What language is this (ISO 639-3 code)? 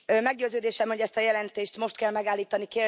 hun